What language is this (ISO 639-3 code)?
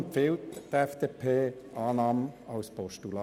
gsw